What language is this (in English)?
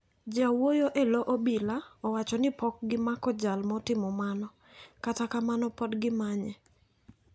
Luo (Kenya and Tanzania)